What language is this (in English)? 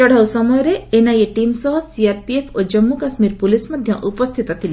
Odia